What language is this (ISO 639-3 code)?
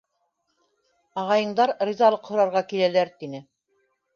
bak